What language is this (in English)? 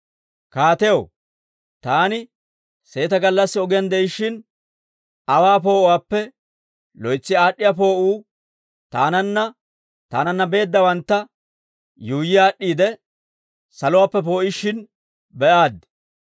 Dawro